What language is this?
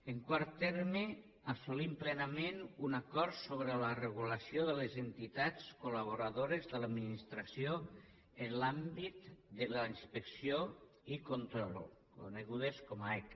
Catalan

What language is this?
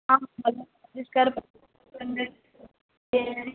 Odia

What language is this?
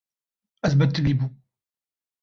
Kurdish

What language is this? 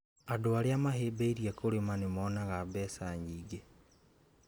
Kikuyu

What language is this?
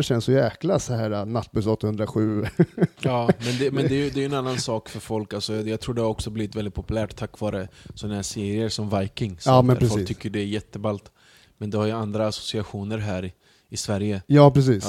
Swedish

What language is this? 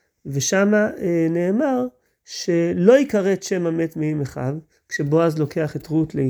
Hebrew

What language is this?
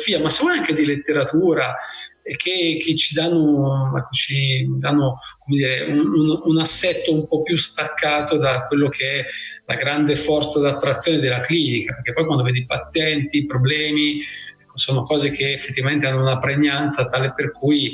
Italian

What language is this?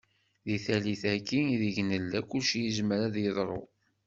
Kabyle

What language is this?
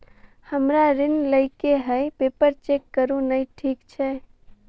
Maithili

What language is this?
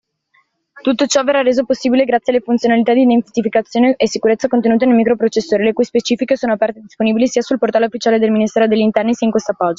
Italian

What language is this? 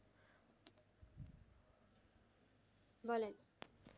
Bangla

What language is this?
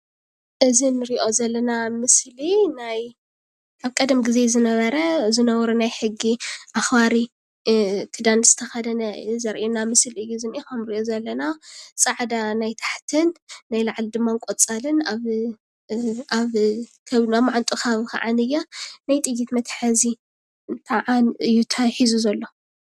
Tigrinya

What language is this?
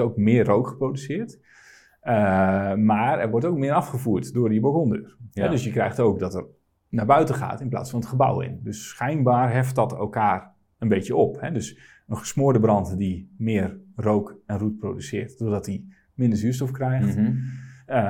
Dutch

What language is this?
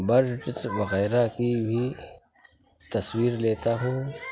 Urdu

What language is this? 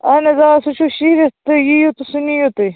Kashmiri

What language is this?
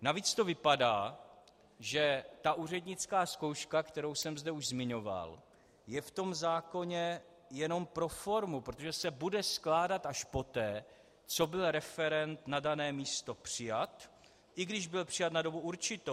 Czech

